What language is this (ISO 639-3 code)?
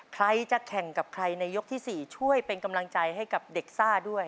tha